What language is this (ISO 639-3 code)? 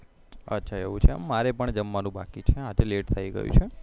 guj